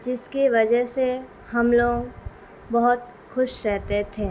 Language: Urdu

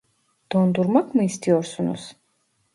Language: Turkish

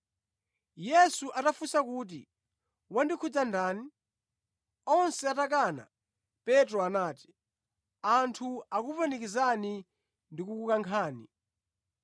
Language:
Nyanja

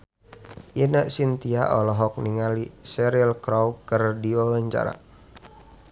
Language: Sundanese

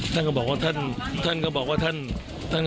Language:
Thai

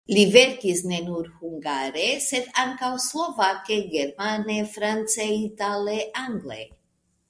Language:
Esperanto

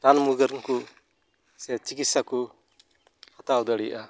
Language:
Santali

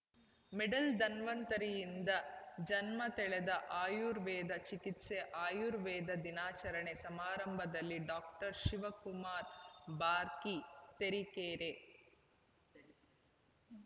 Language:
Kannada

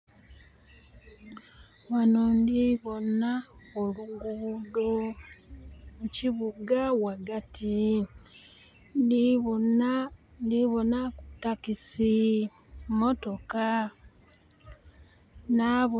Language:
Soga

